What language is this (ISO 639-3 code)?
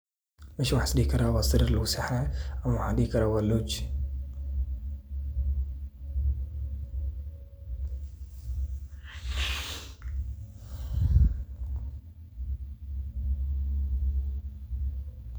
som